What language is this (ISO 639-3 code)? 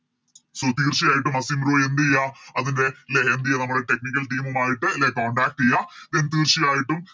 mal